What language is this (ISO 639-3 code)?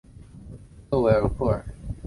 zho